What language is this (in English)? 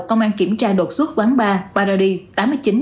Vietnamese